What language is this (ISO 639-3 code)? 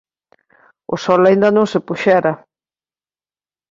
glg